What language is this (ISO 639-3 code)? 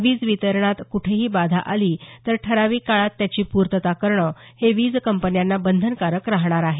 mar